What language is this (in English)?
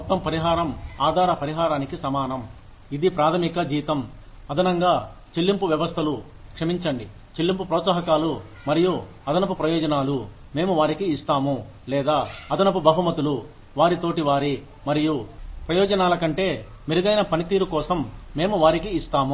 Telugu